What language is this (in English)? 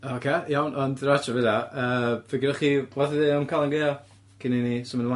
Welsh